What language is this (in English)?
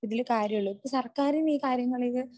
Malayalam